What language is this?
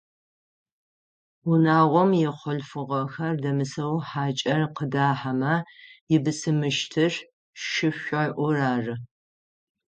Adyghe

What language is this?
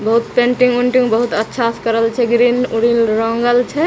Maithili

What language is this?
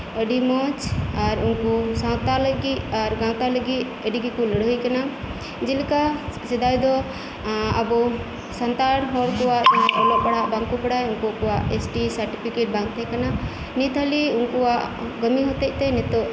Santali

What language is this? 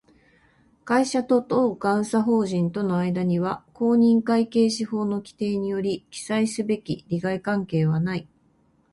Japanese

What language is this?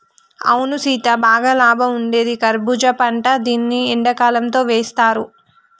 Telugu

